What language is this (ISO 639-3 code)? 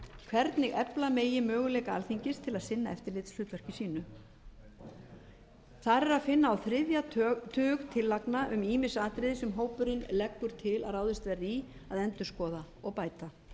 isl